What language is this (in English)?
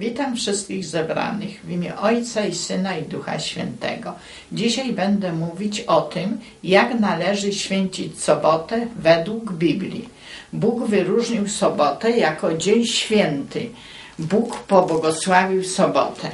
Polish